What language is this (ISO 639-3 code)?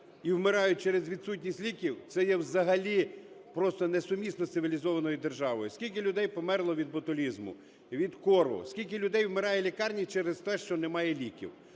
ukr